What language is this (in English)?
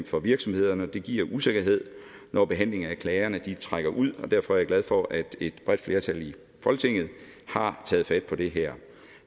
Danish